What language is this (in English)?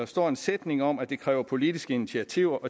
Danish